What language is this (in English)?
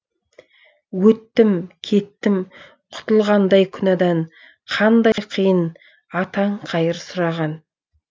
Kazakh